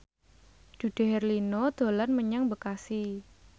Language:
Javanese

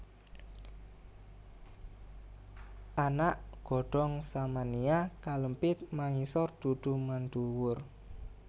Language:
Javanese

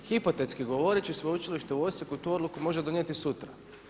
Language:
Croatian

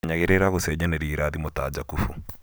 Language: Kikuyu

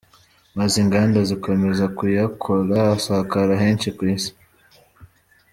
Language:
Kinyarwanda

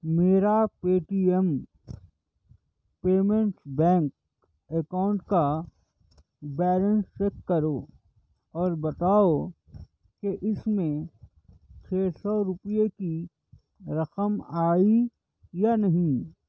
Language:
Urdu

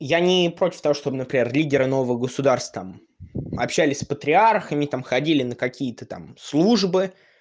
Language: Russian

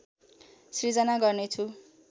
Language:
Nepali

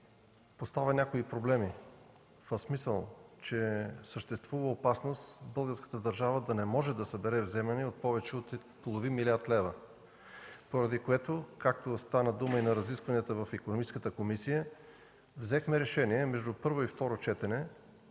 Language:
Bulgarian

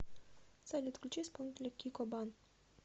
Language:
Russian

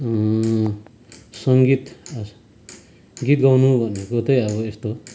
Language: Nepali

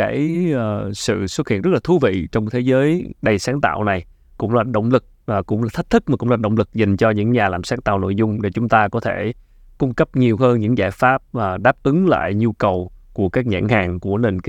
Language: Vietnamese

